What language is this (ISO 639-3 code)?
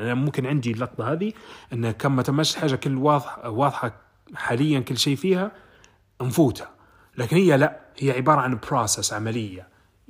ara